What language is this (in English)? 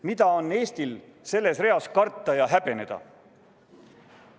Estonian